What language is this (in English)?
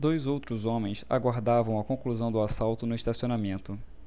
Portuguese